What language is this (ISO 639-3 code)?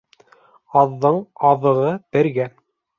bak